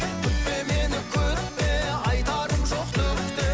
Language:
Kazakh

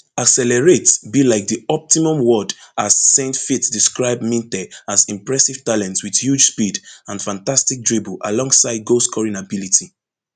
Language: Nigerian Pidgin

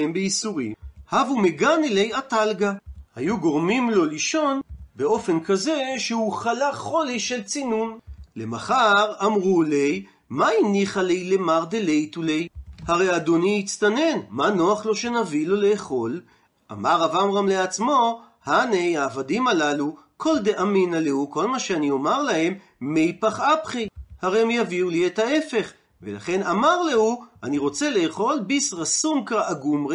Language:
Hebrew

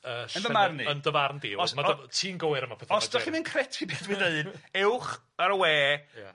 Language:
Welsh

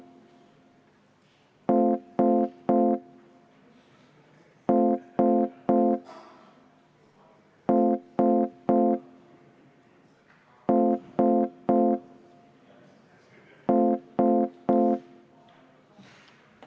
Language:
Estonian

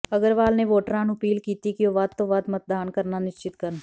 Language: Punjabi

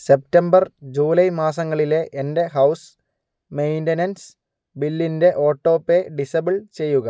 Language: Malayalam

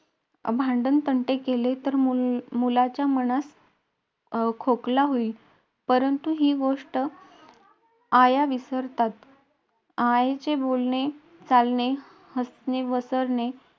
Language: Marathi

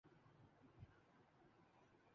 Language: Urdu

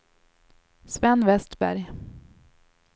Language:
Swedish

